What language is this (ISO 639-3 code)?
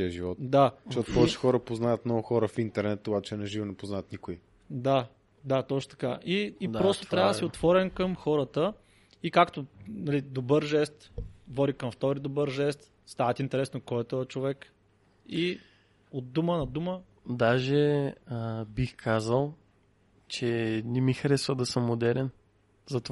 bul